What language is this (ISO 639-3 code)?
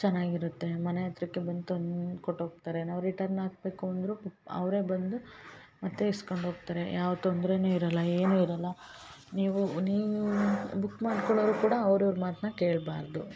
kan